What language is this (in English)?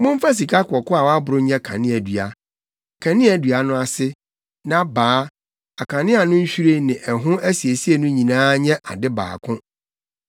Akan